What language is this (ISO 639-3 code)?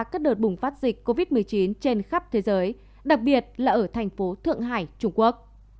vie